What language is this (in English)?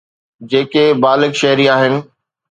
Sindhi